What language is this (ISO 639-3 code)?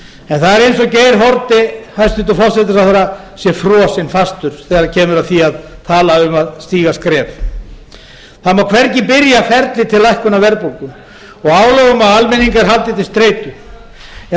isl